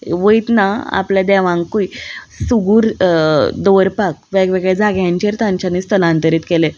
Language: Konkani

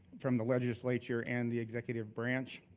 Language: English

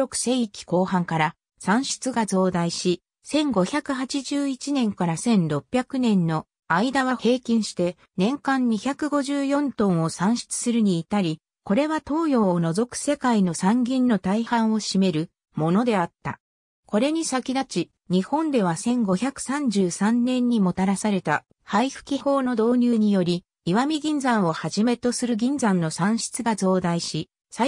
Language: Japanese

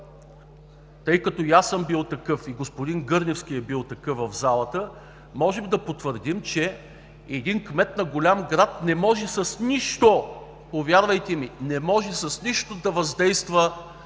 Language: Bulgarian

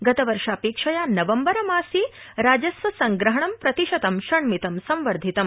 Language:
Sanskrit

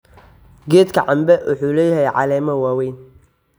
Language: Somali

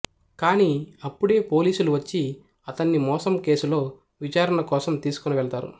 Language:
Telugu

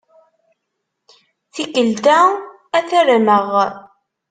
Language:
Kabyle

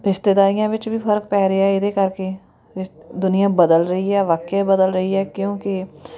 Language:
Punjabi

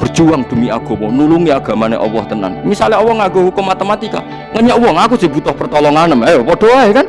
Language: Indonesian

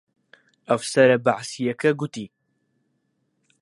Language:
Central Kurdish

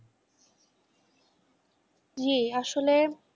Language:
Bangla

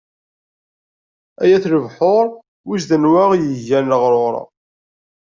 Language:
Kabyle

